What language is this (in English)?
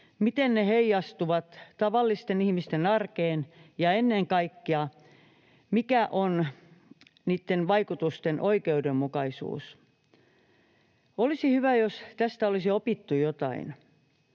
Finnish